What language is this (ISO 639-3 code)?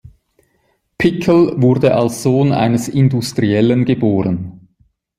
deu